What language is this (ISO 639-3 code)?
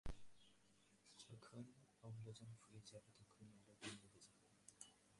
ben